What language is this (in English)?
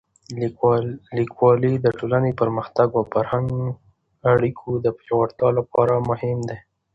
Pashto